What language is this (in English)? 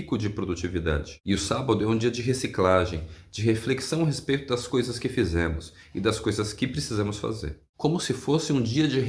Portuguese